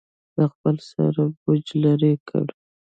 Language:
Pashto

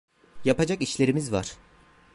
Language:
Turkish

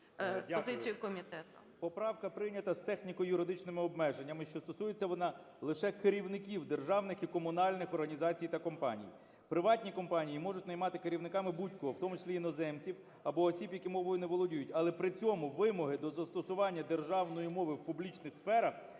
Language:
Ukrainian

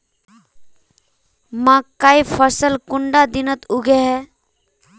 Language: Magahi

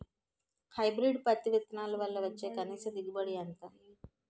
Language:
Telugu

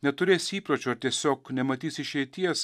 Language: Lithuanian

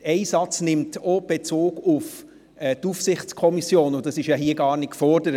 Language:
Swiss German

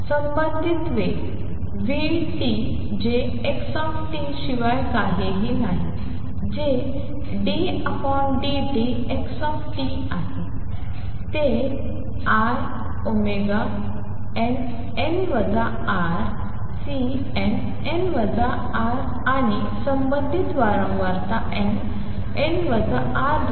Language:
Marathi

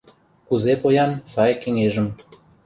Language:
Mari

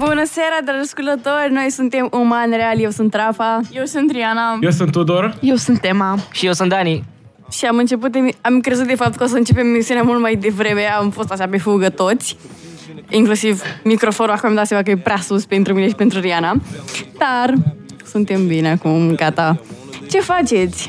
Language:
Romanian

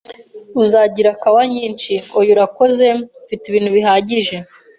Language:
Kinyarwanda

